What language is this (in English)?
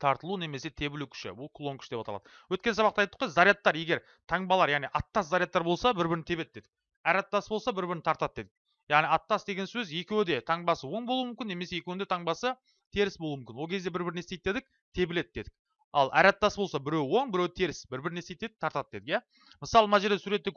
Turkish